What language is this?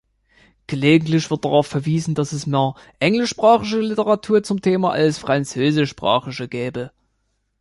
German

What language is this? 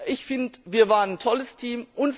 German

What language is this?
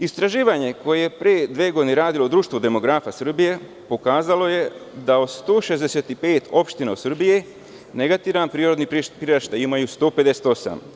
Serbian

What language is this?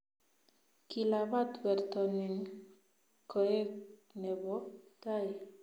Kalenjin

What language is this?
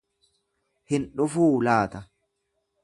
Oromo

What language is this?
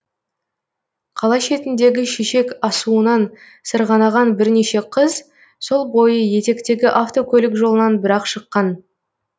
Kazakh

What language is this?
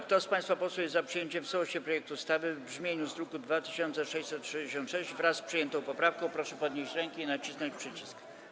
Polish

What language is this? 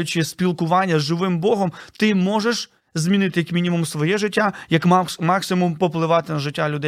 Ukrainian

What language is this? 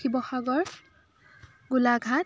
Assamese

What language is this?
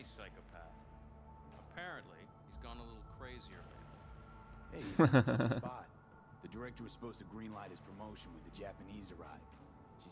Turkish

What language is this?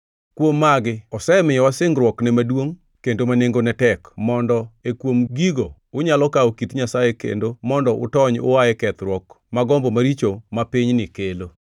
Luo (Kenya and Tanzania)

